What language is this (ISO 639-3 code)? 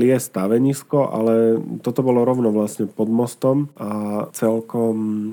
slk